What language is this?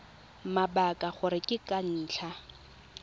Tswana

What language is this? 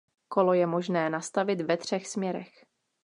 Czech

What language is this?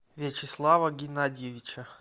Russian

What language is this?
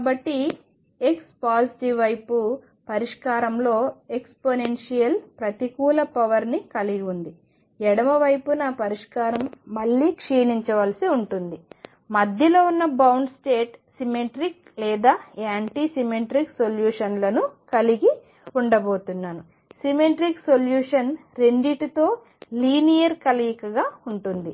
Telugu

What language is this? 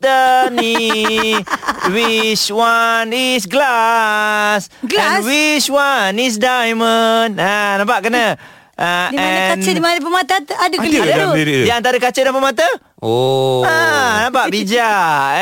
Malay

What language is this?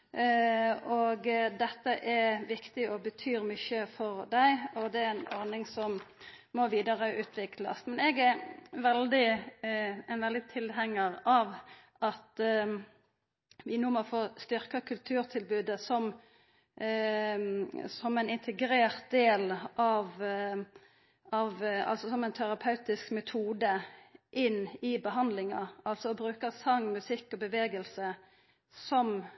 Norwegian Nynorsk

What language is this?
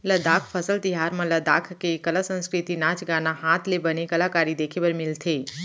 Chhattisgarhi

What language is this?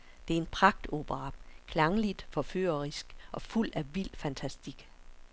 Danish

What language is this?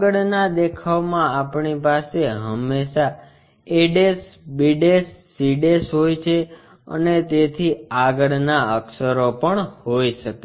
Gujarati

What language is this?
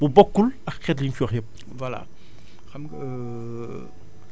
Wolof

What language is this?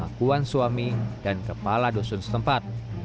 Indonesian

